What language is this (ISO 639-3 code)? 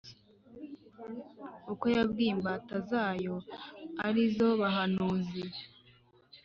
kin